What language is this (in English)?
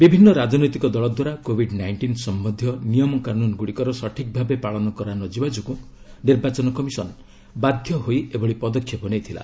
Odia